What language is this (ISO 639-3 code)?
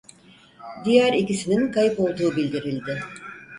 tur